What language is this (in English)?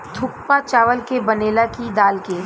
Bhojpuri